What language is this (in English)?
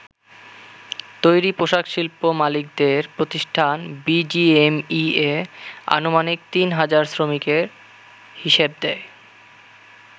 Bangla